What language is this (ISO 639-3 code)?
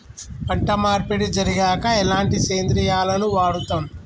tel